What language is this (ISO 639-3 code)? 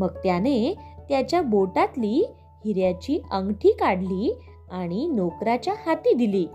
mar